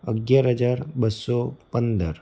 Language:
Gujarati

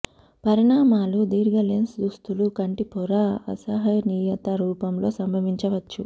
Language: Telugu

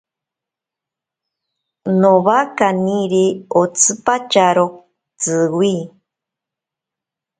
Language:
Ashéninka Perené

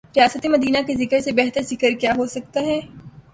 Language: Urdu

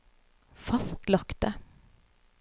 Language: Norwegian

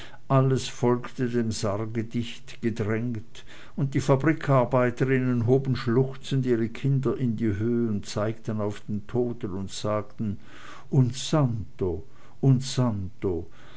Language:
German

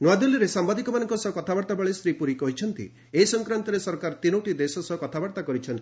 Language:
Odia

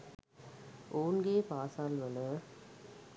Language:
Sinhala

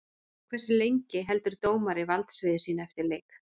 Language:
Icelandic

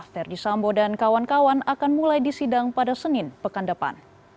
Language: Indonesian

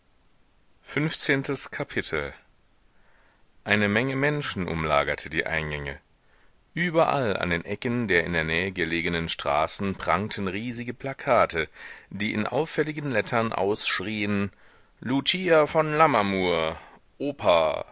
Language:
German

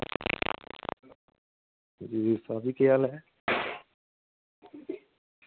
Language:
Dogri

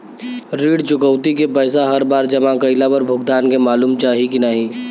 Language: Bhojpuri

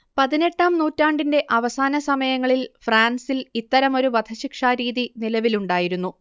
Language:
Malayalam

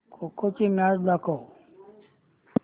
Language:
Marathi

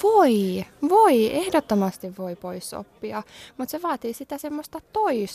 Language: Finnish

